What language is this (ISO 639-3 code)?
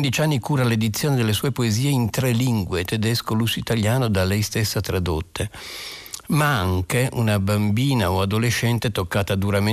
ita